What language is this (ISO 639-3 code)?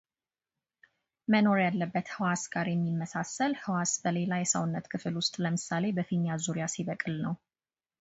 amh